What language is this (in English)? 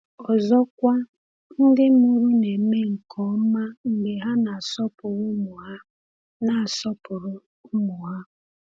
Igbo